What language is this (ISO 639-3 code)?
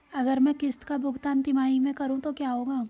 hin